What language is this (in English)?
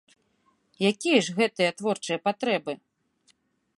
Belarusian